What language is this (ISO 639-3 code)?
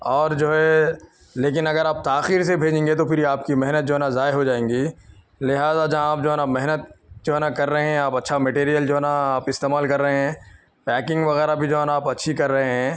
urd